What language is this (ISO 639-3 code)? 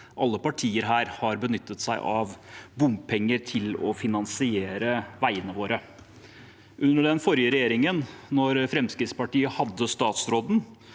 nor